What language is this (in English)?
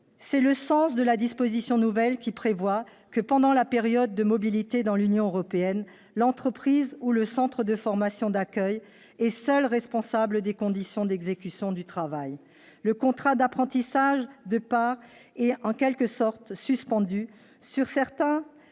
French